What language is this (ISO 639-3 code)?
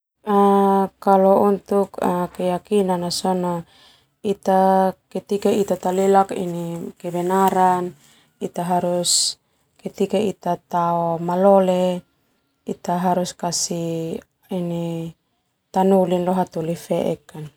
twu